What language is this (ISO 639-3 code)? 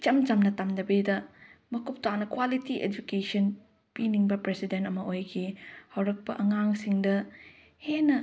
mni